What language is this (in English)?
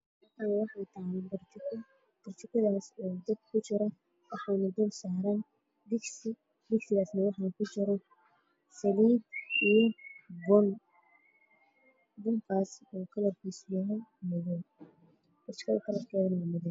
Somali